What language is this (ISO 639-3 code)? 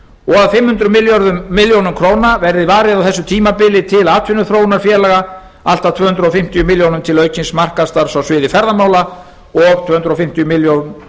isl